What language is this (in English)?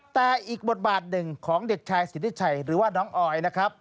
Thai